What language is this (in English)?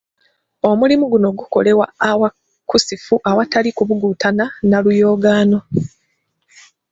Ganda